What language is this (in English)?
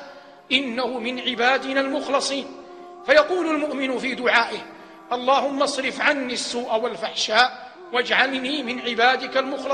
Arabic